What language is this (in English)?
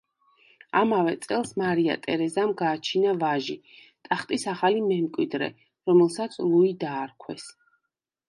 Georgian